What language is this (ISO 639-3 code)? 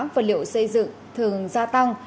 vie